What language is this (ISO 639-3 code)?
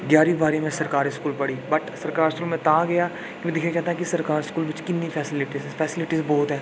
doi